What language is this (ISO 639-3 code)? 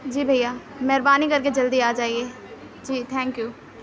urd